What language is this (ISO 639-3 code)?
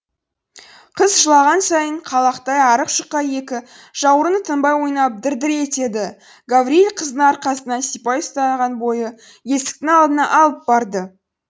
kaz